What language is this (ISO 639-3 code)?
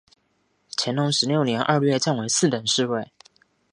zho